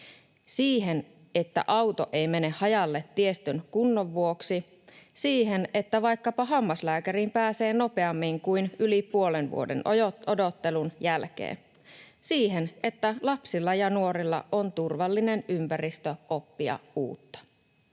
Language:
Finnish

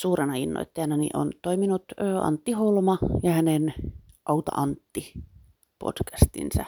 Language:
Finnish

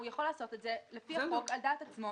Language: Hebrew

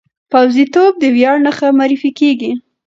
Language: Pashto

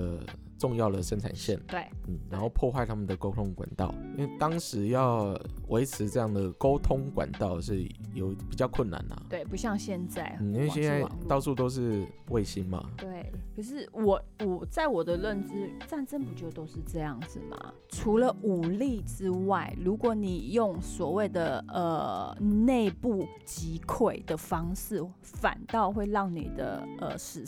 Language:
Chinese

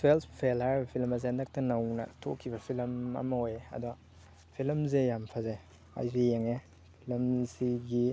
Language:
Manipuri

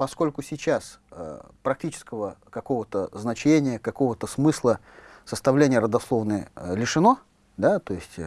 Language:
Russian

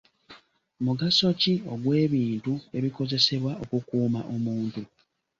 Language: Ganda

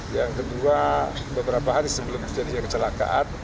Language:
Indonesian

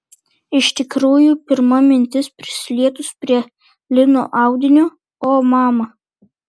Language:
Lithuanian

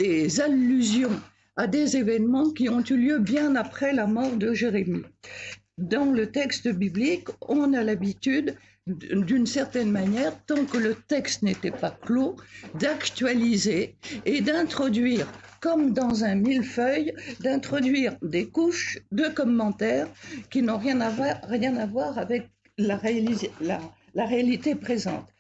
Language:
French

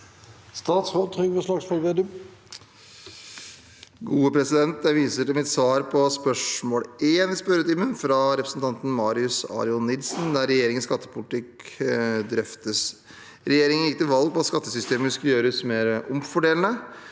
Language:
Norwegian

